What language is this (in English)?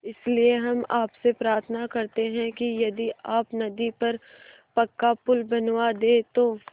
Hindi